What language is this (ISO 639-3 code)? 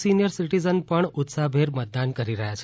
guj